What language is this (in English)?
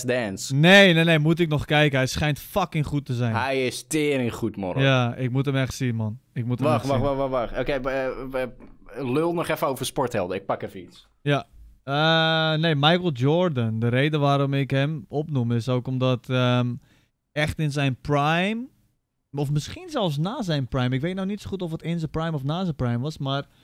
Dutch